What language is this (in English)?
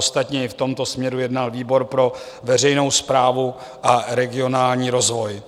Czech